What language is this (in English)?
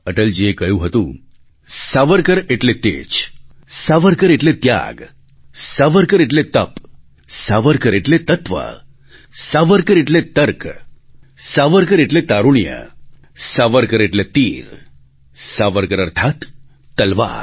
Gujarati